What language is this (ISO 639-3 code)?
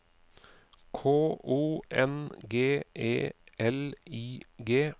nor